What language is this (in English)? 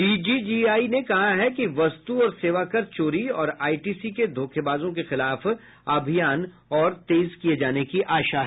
Hindi